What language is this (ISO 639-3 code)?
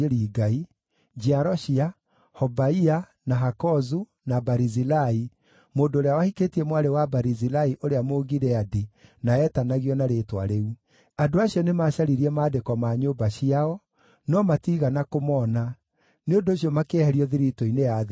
kik